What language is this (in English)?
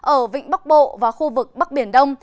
Vietnamese